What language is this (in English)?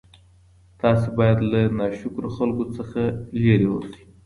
Pashto